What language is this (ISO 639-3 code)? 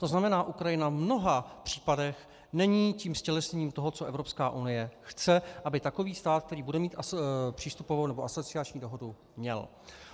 ces